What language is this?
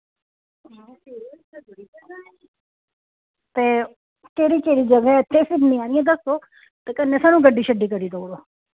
Dogri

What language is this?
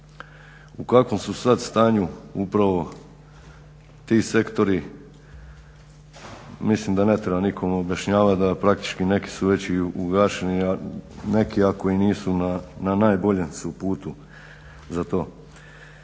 Croatian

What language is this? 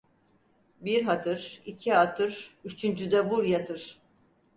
Turkish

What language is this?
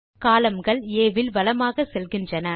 Tamil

